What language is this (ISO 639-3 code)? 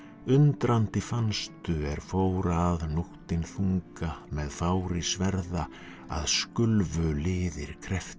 isl